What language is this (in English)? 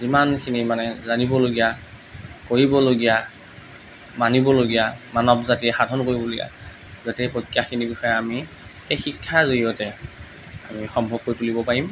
Assamese